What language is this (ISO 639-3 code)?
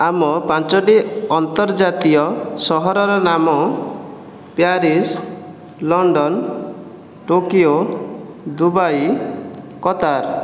ori